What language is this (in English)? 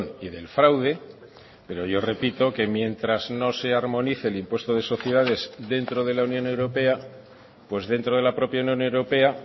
Spanish